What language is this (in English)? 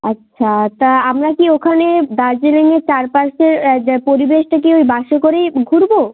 Bangla